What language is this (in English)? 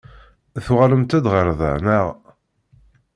Kabyle